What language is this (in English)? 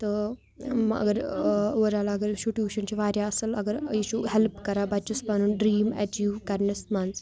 Kashmiri